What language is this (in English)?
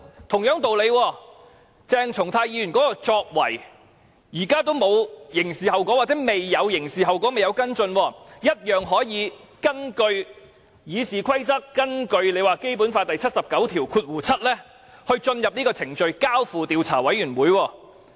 Cantonese